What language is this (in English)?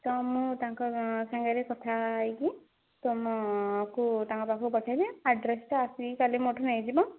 Odia